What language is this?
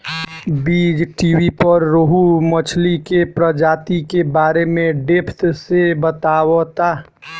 Bhojpuri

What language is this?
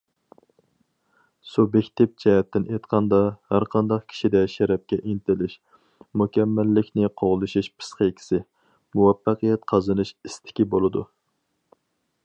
Uyghur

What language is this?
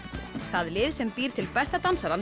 Icelandic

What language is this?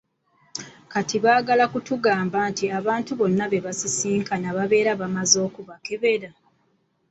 Ganda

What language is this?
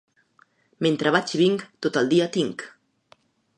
Catalan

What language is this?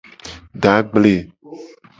Gen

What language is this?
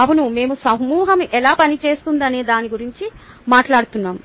Telugu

